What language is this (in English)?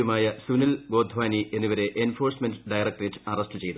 Malayalam